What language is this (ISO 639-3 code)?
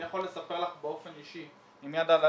heb